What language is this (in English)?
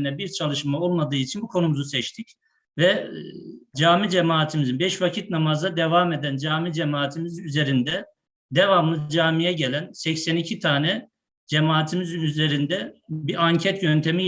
Turkish